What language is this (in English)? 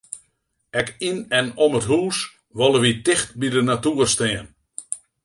Western Frisian